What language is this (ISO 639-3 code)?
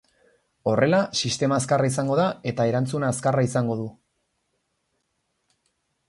eus